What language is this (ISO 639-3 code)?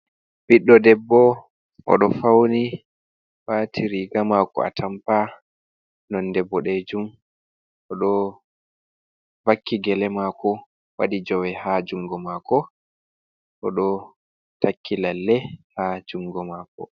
ful